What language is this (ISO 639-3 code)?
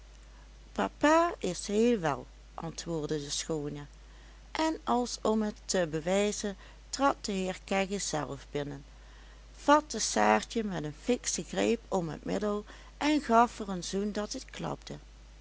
nld